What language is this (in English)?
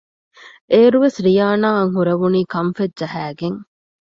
Divehi